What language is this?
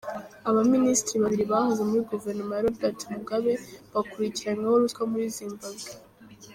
Kinyarwanda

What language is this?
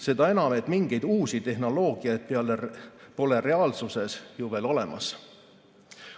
Estonian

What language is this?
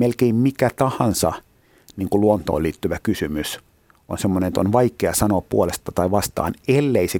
Finnish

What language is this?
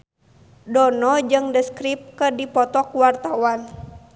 Sundanese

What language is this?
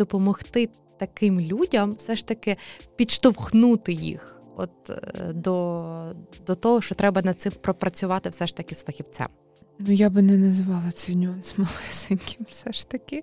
Ukrainian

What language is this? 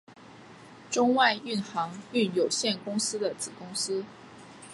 Chinese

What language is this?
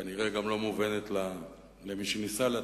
Hebrew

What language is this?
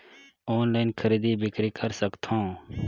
Chhattisgarhi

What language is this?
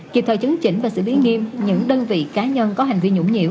Vietnamese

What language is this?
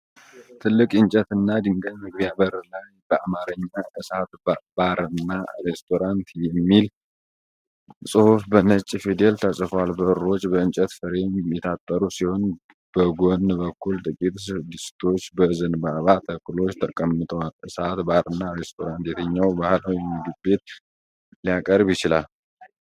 Amharic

